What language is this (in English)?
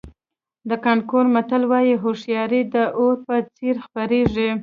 Pashto